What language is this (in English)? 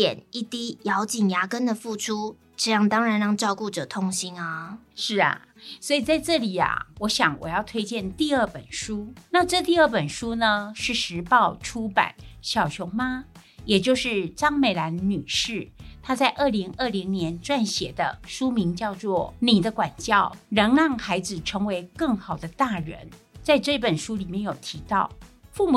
Chinese